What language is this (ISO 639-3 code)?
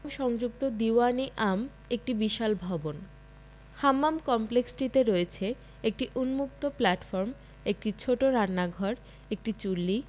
ben